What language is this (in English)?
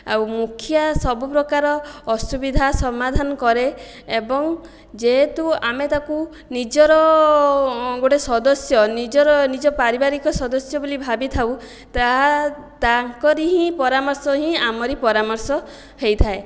Odia